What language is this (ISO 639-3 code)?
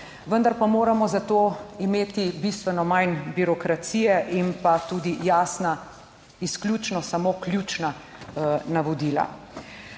slv